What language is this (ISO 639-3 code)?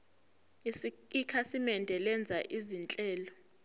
zul